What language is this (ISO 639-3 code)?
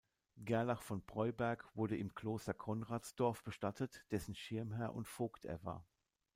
deu